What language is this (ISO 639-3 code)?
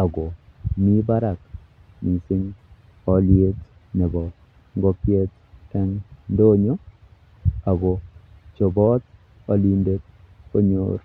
kln